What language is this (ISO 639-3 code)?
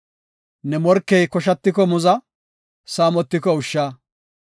gof